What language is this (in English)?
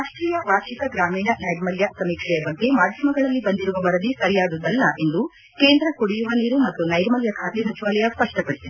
Kannada